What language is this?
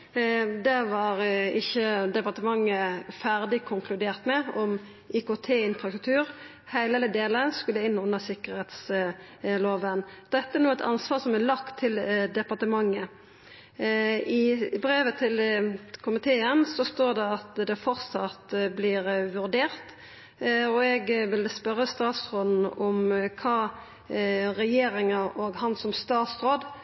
Norwegian Nynorsk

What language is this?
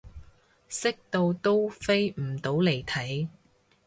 Cantonese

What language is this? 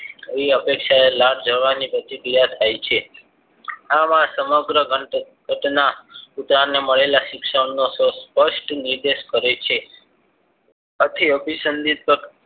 Gujarati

